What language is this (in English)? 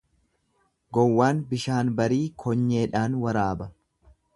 Oromo